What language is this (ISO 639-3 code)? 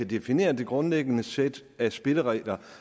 dan